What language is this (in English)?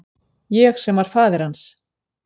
Icelandic